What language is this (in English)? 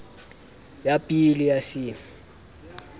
Southern Sotho